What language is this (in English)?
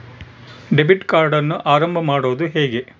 Kannada